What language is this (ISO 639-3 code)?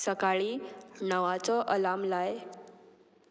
kok